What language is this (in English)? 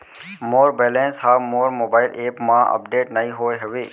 Chhattisgarhi